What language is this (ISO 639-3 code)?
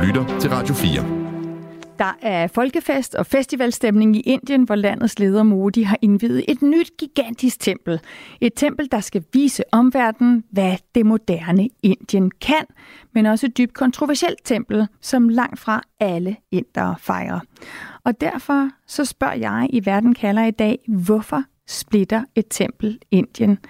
dan